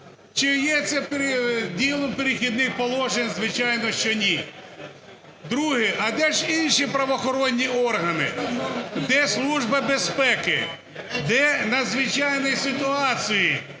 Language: Ukrainian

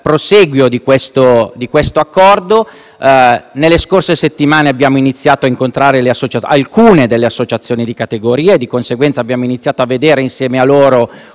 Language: Italian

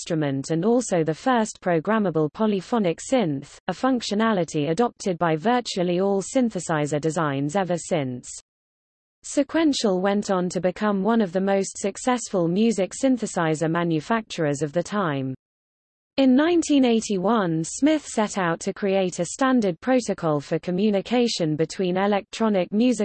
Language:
English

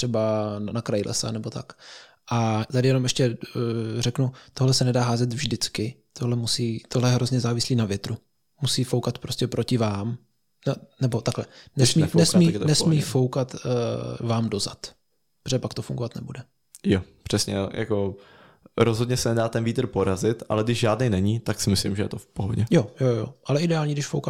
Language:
Czech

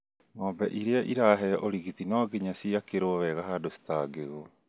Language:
Kikuyu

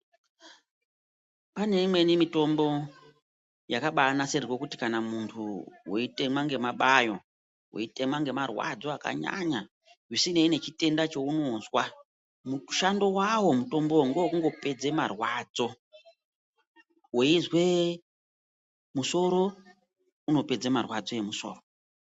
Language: Ndau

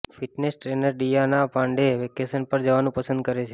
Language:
Gujarati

